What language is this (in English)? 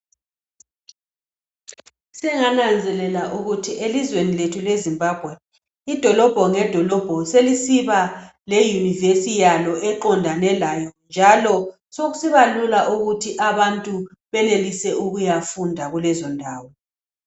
North Ndebele